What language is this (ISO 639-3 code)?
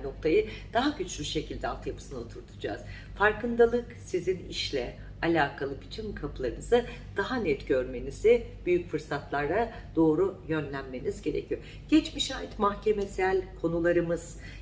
tur